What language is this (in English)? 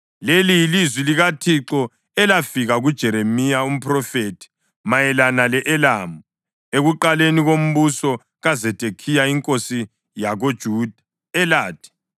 North Ndebele